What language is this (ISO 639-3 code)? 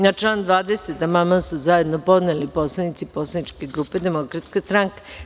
srp